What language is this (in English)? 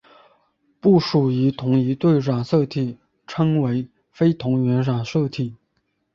Chinese